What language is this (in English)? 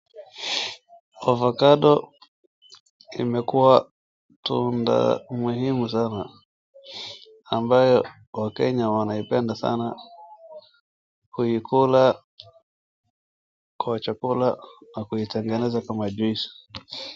Swahili